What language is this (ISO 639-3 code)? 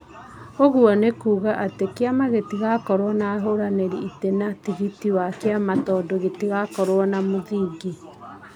kik